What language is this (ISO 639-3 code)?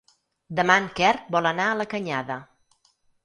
cat